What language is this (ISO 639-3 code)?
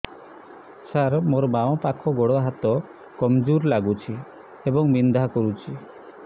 ori